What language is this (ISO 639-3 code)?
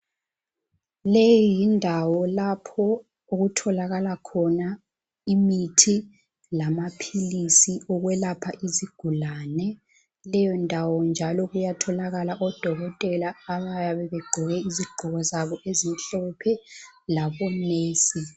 nde